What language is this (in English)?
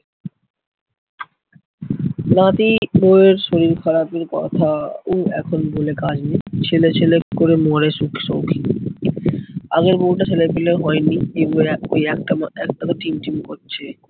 Bangla